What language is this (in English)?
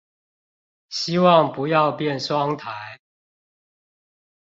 Chinese